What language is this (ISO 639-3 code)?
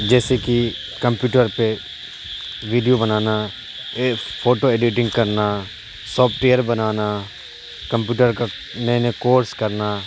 urd